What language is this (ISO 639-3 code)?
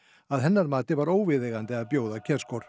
isl